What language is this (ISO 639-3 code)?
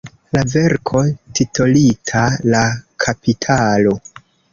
epo